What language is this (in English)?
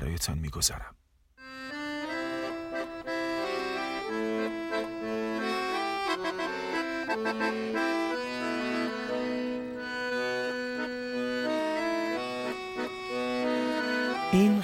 Persian